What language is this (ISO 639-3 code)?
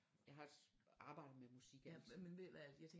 dan